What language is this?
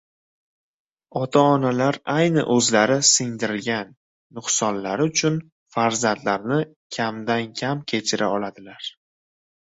Uzbek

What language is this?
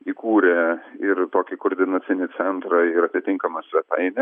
Lithuanian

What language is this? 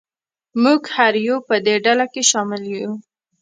Pashto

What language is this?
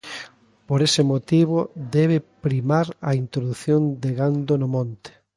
Galician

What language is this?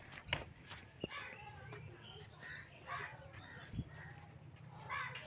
Magahi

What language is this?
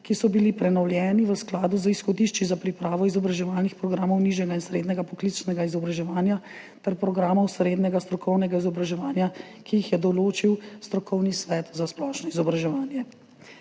Slovenian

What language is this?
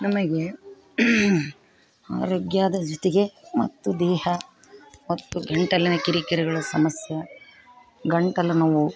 Kannada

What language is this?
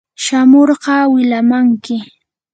Yanahuanca Pasco Quechua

